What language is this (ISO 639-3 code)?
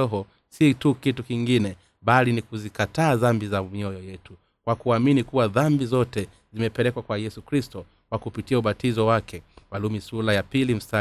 swa